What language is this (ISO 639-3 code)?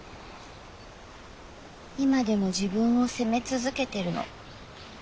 jpn